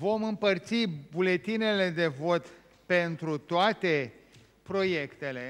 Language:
Romanian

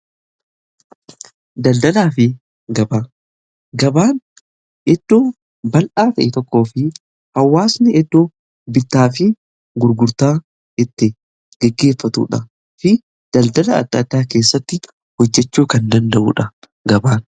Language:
Oromo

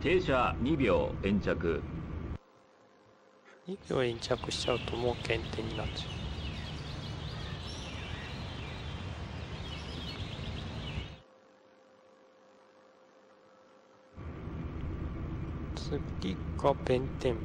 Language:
Japanese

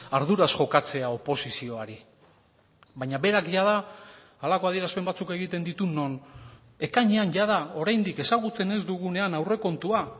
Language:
Basque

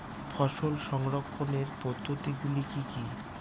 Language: Bangla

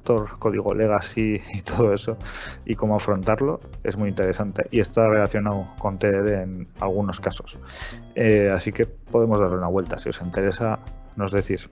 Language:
Spanish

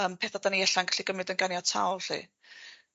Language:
Welsh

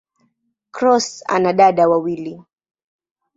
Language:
Swahili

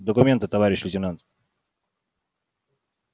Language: Russian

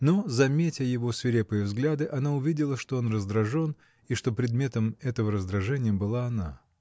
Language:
Russian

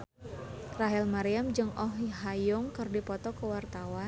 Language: Sundanese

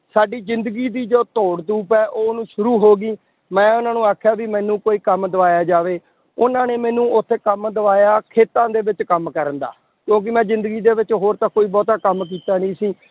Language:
Punjabi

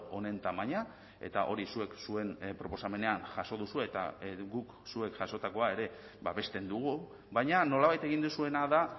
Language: Basque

